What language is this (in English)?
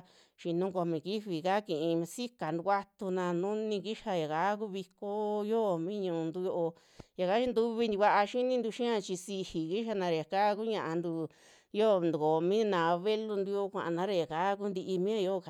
Western Juxtlahuaca Mixtec